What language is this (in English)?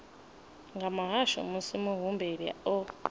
Venda